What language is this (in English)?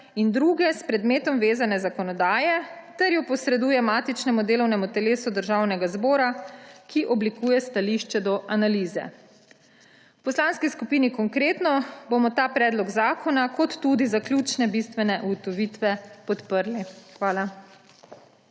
Slovenian